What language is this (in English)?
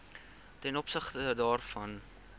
Afrikaans